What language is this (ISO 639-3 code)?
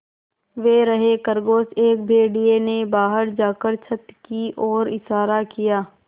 hin